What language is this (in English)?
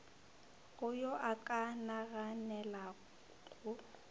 Northern Sotho